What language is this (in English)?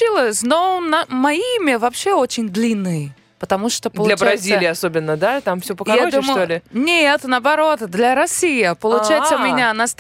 Russian